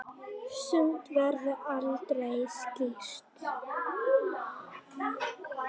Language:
Icelandic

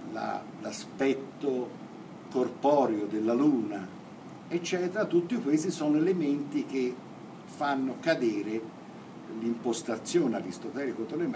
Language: Italian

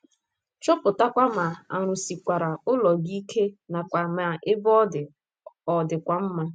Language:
Igbo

